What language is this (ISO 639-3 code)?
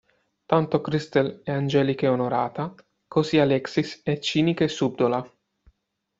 ita